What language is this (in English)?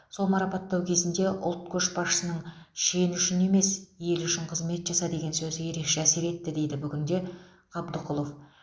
Kazakh